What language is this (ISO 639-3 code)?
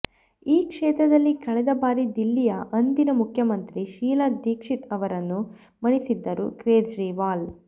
kan